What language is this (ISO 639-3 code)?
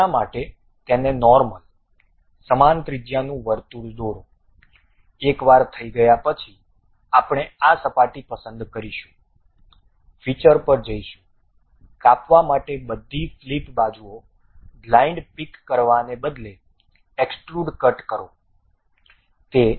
guj